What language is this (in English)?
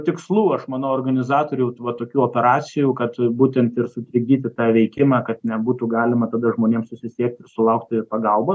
Lithuanian